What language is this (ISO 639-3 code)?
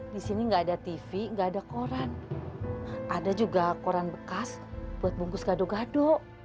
ind